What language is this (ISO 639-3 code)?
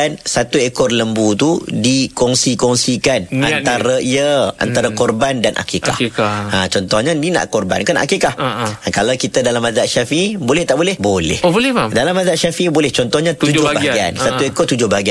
msa